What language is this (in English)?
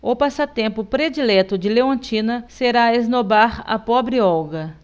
Portuguese